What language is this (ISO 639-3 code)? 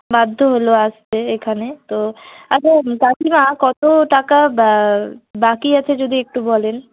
ben